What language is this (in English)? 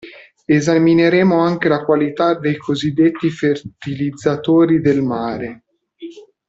Italian